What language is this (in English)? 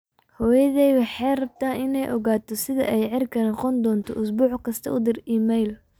Somali